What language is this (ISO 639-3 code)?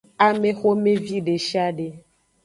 ajg